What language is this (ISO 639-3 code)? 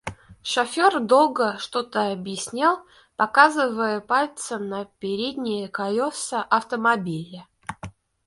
rus